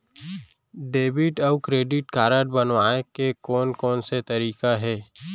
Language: Chhattisgarhi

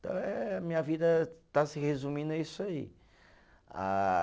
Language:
Portuguese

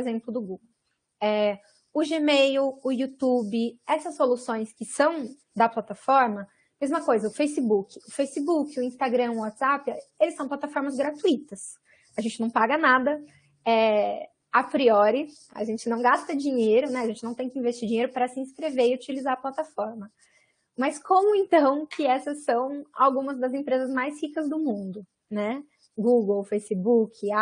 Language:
Portuguese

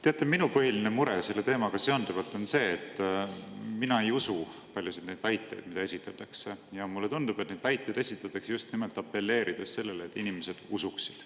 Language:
Estonian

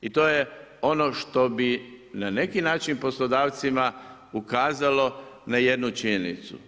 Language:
Croatian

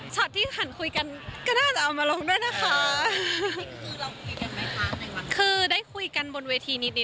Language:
Thai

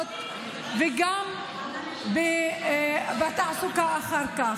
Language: Hebrew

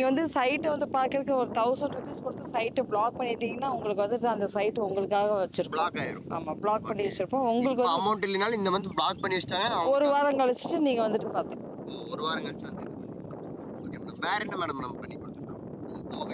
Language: Korean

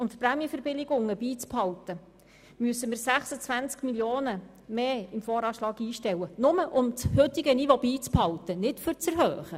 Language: Swiss German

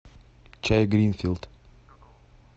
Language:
Russian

